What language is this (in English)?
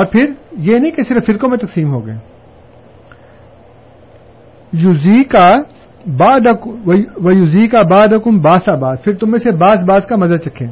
Urdu